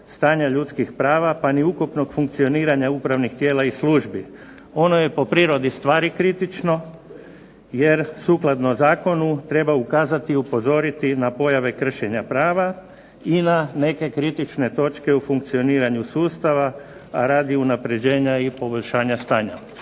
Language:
Croatian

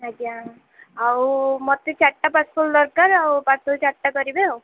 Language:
Odia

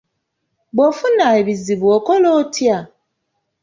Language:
Ganda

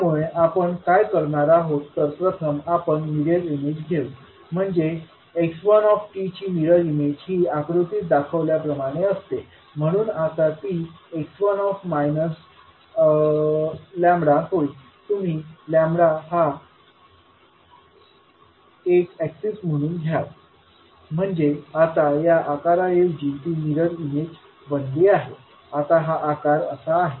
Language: Marathi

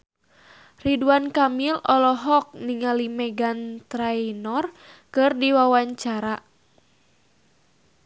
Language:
Sundanese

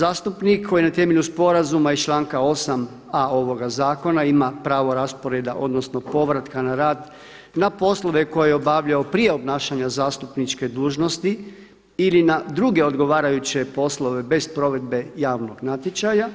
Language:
Croatian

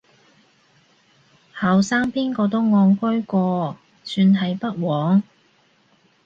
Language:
Cantonese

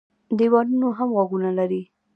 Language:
Pashto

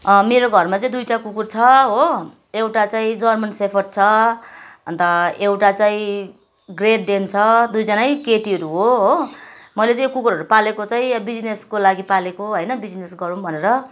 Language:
Nepali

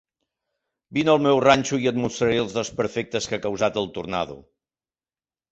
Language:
Catalan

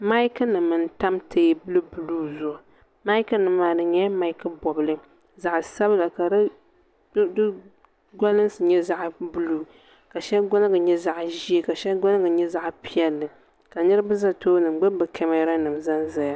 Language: Dagbani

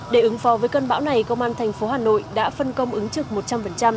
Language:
Vietnamese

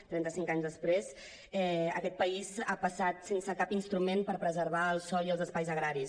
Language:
Catalan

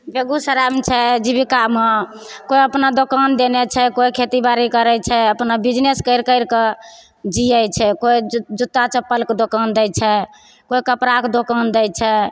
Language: Maithili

